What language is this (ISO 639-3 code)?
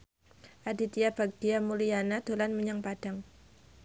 jav